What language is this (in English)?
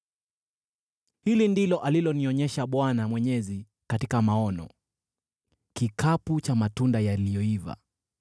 Swahili